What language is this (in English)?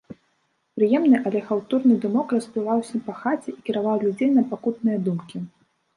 Belarusian